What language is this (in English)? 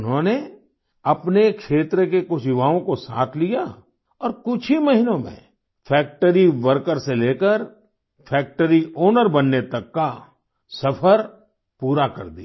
Hindi